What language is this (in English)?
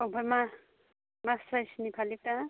Bodo